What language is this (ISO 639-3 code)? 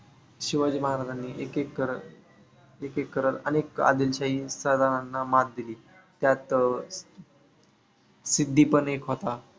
mar